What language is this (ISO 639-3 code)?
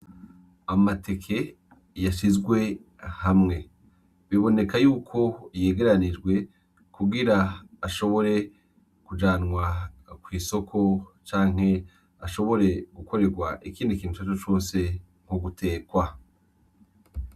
run